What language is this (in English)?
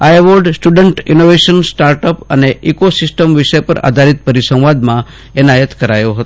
Gujarati